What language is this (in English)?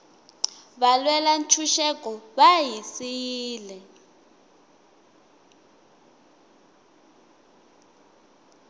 Tsonga